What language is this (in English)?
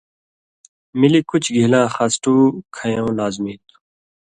Indus Kohistani